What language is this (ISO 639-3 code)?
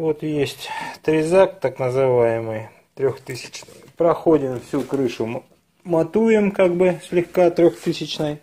rus